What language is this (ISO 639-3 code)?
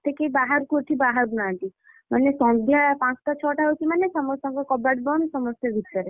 ori